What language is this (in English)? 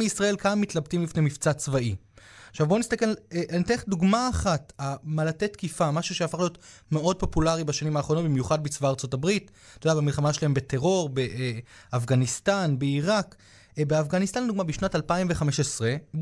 Hebrew